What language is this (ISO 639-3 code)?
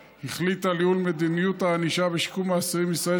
heb